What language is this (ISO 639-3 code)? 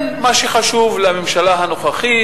heb